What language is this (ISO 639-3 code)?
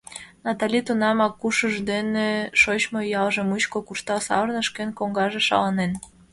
chm